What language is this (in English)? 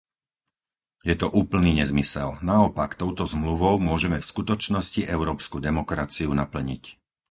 Slovak